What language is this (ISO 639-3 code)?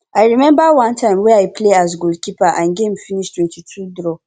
pcm